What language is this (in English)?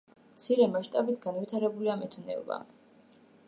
Georgian